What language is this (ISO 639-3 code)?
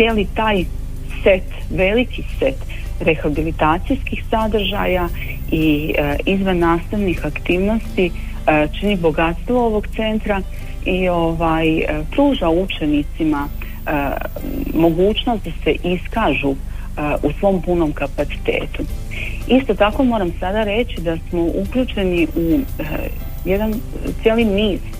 hrv